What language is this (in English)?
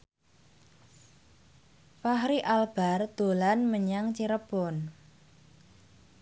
Javanese